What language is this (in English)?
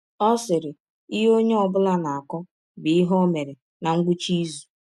Igbo